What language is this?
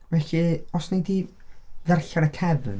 Welsh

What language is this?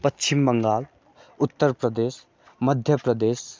Nepali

